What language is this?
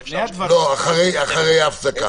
Hebrew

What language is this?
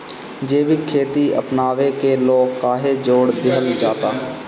Bhojpuri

